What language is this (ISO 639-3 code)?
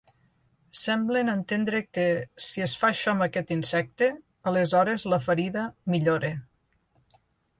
cat